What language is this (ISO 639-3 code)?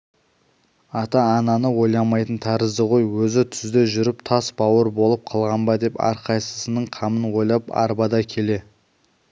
kaz